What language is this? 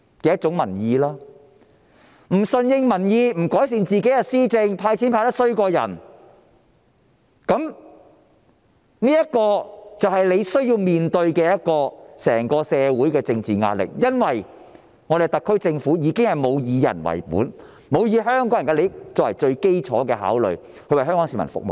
Cantonese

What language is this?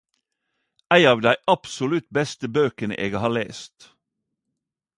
Norwegian Nynorsk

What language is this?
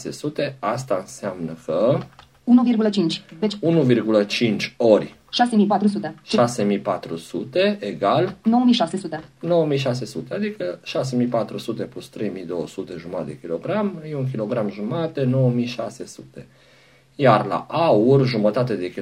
Romanian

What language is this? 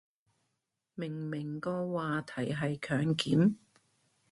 Cantonese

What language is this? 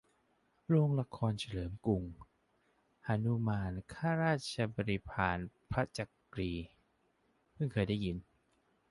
Thai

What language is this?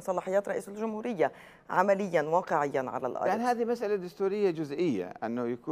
Arabic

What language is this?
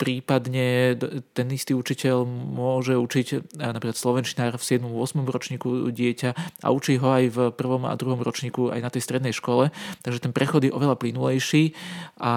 Slovak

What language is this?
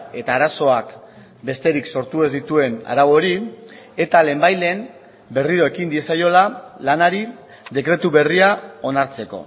Basque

